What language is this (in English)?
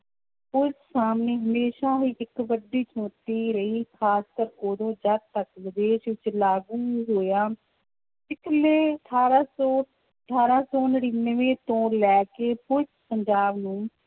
Punjabi